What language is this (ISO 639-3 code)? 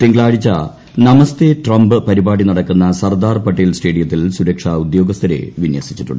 mal